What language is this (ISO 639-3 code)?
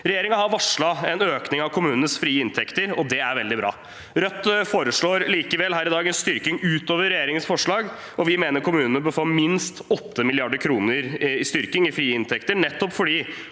nor